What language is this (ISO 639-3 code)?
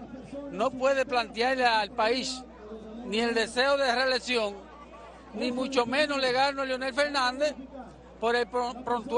spa